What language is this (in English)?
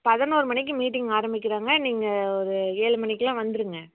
Tamil